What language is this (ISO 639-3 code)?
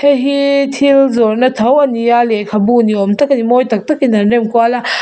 lus